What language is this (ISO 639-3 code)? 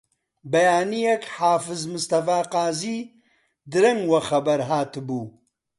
ckb